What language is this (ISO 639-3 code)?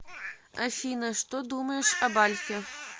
rus